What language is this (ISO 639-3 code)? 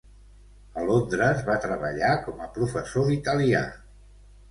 cat